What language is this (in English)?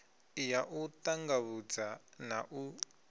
Venda